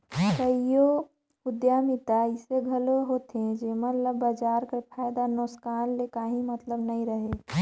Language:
Chhattisgarhi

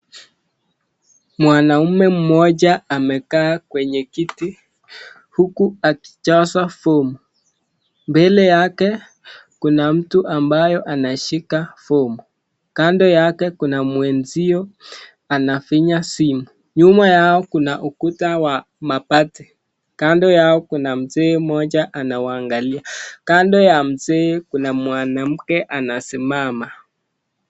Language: Swahili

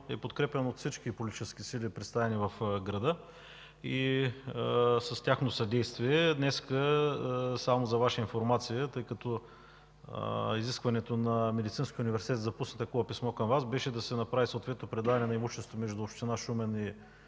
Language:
Bulgarian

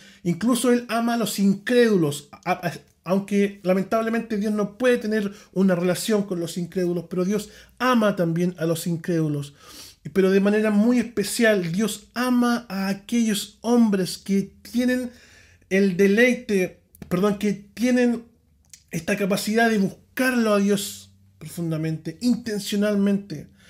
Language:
Spanish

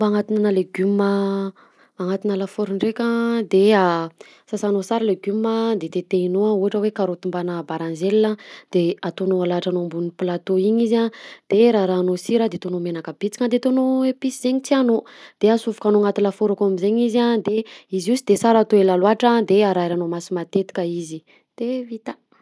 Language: Southern Betsimisaraka Malagasy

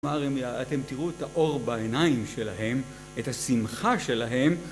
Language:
Hebrew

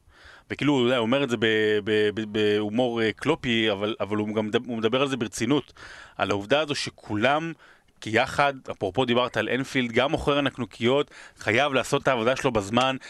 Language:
Hebrew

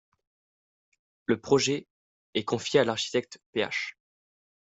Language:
French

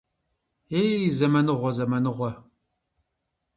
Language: Kabardian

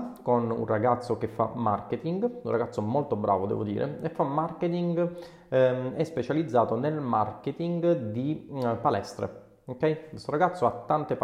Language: Italian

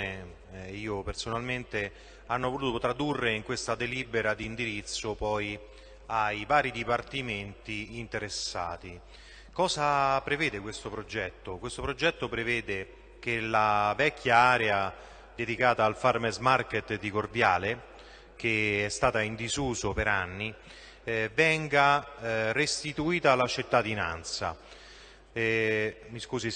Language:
Italian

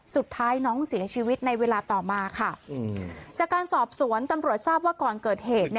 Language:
Thai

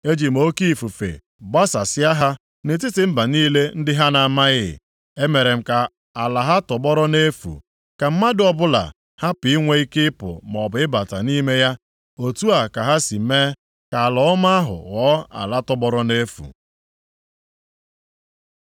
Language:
Igbo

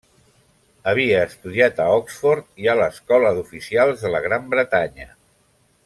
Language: Catalan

